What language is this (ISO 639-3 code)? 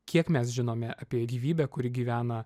lit